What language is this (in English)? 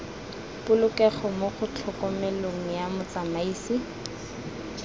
Tswana